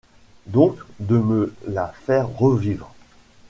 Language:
French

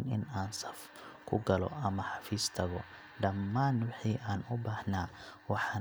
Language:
Somali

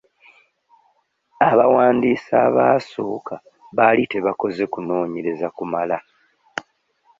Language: Ganda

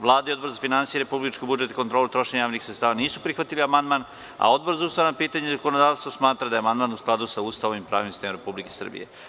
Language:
Serbian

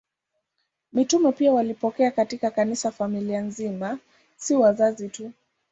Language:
Swahili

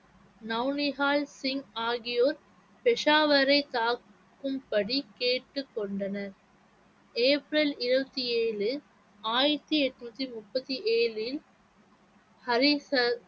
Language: Tamil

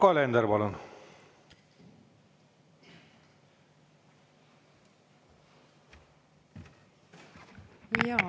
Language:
Estonian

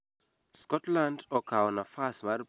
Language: Luo (Kenya and Tanzania)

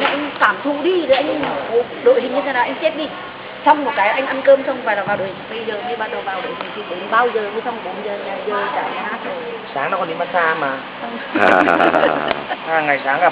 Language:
Vietnamese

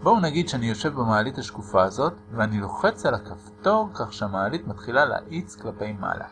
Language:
Hebrew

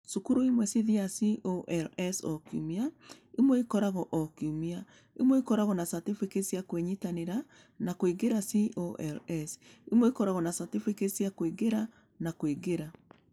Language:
Kikuyu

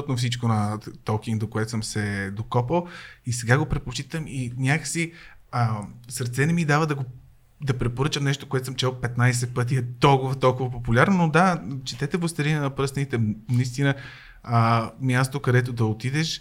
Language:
Bulgarian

